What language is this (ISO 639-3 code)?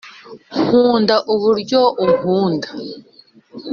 kin